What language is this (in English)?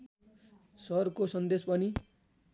Nepali